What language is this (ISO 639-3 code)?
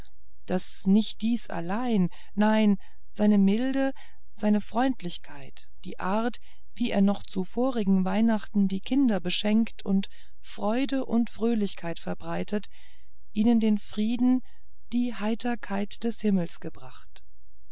deu